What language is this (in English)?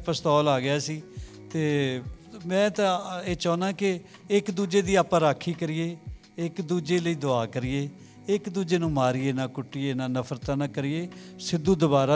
Punjabi